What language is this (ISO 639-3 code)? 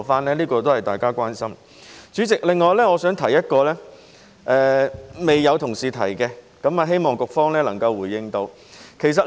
yue